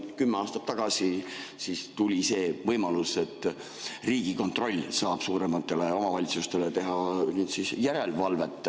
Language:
Estonian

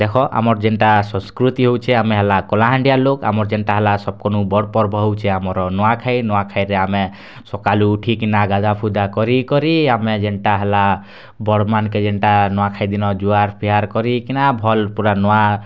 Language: Odia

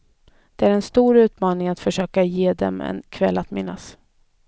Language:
Swedish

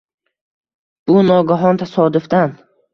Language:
Uzbek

